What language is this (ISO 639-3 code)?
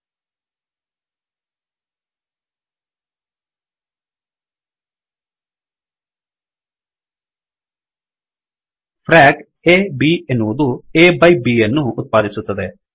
kan